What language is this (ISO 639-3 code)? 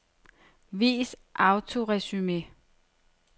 dan